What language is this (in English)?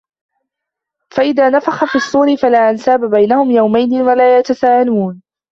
Arabic